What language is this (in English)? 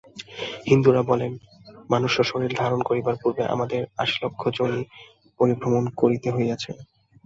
Bangla